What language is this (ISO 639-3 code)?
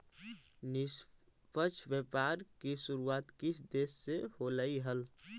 mag